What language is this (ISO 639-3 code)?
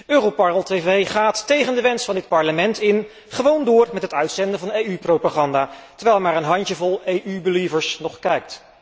nld